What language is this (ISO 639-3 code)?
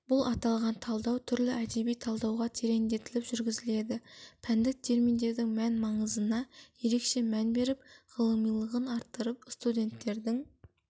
kaz